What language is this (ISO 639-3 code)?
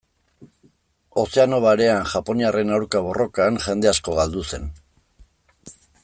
eus